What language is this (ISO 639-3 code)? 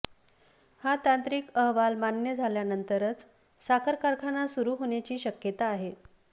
mar